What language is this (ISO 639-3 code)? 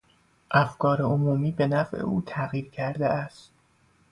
fas